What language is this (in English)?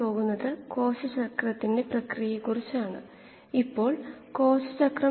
Malayalam